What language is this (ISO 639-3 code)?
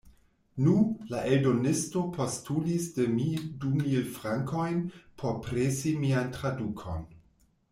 epo